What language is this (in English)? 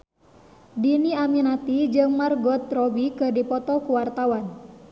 Sundanese